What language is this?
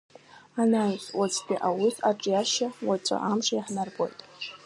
Abkhazian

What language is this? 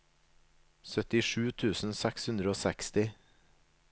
Norwegian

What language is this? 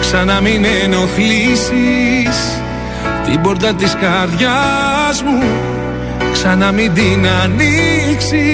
Greek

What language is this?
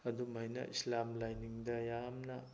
Manipuri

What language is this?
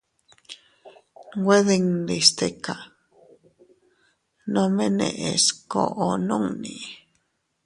Teutila Cuicatec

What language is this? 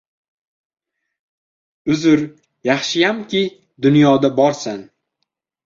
Uzbek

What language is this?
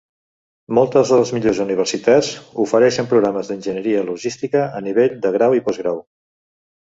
Catalan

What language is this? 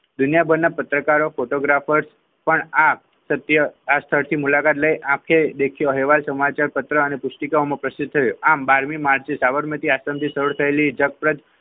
Gujarati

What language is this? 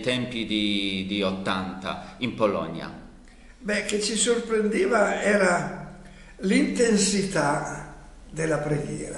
Italian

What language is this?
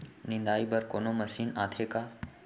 Chhattisgarhi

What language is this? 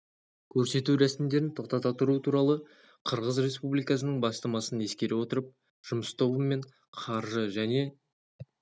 Kazakh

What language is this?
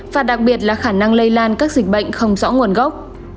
Vietnamese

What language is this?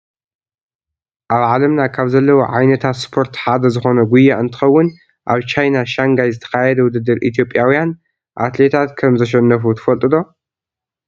Tigrinya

